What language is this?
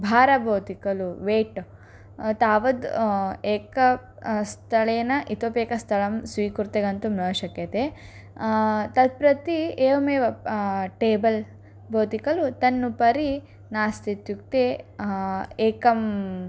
Sanskrit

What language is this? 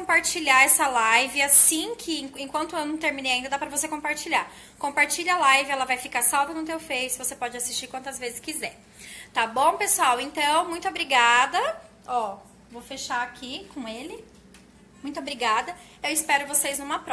Portuguese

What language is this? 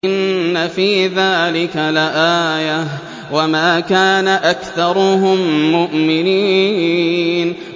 Arabic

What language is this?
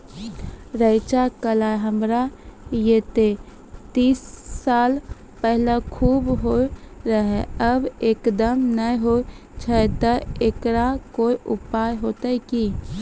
Maithili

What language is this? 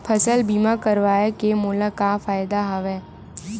Chhattisgarhi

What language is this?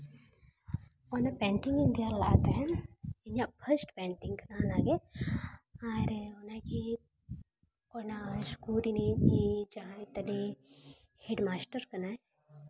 Santali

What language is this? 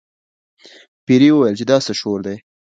Pashto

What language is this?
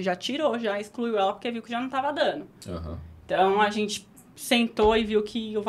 Portuguese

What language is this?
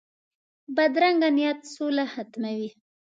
Pashto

